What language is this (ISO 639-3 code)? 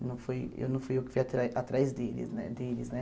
por